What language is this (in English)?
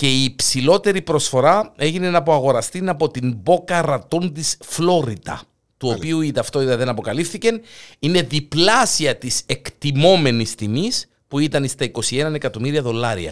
Greek